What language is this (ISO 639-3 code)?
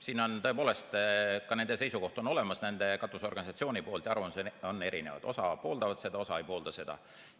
est